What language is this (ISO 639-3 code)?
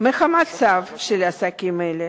heb